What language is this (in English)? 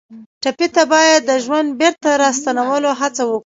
Pashto